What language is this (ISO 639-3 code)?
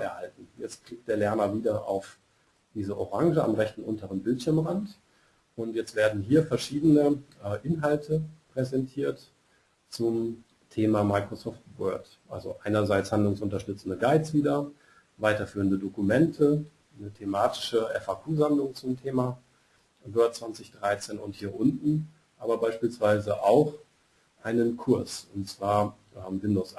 deu